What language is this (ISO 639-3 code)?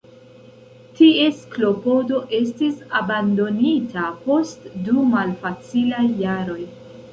epo